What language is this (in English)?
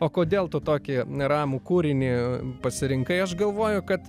Lithuanian